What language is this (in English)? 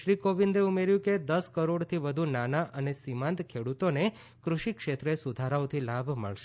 Gujarati